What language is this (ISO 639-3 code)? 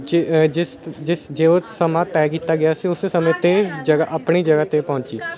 pan